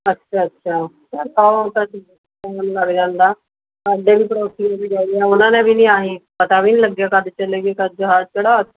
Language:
Punjabi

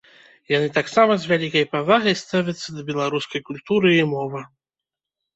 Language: Belarusian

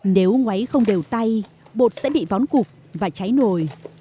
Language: Vietnamese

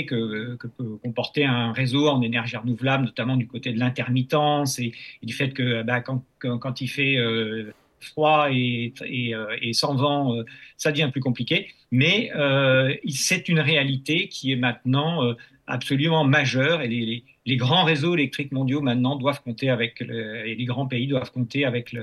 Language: French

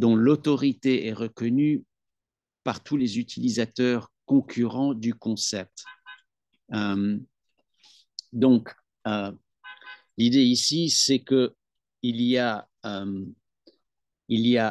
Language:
French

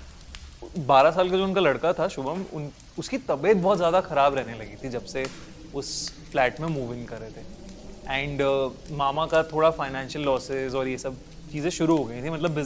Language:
Hindi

